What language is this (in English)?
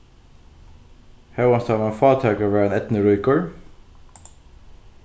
Faroese